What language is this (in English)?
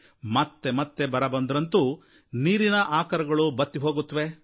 Kannada